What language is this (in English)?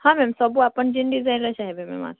Odia